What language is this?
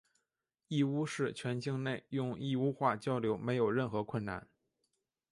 Chinese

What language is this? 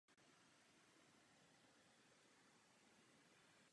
Czech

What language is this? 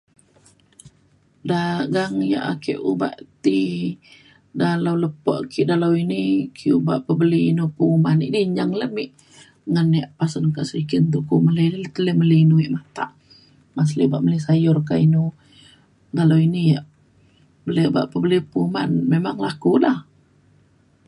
Mainstream Kenyah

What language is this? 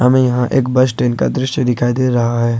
Hindi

